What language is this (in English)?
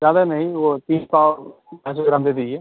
Urdu